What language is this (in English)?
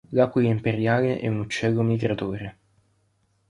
Italian